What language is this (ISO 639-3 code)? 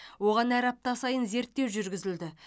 kaz